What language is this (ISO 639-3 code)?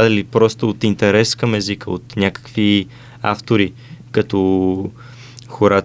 bul